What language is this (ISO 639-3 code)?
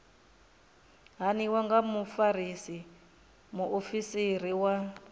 ven